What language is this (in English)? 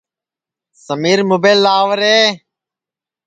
Sansi